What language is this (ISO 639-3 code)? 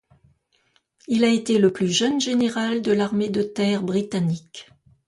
fra